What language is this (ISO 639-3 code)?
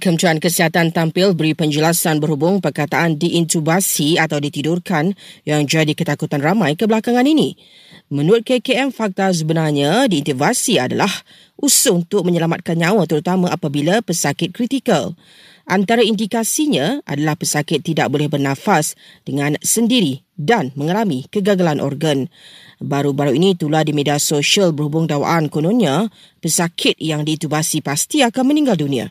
msa